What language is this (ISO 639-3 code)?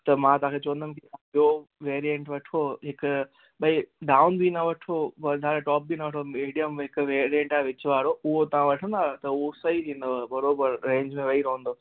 snd